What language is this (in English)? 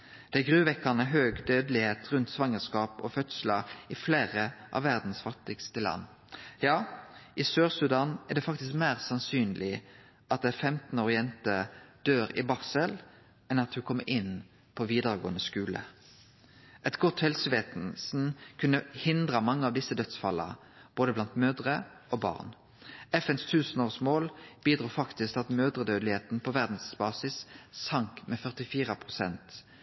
Norwegian Nynorsk